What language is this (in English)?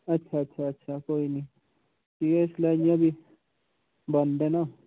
Dogri